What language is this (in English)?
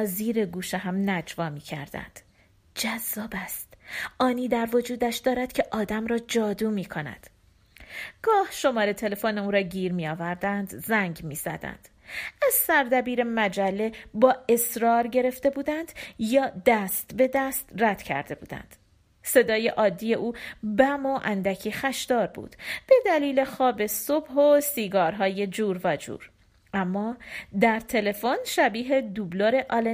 Persian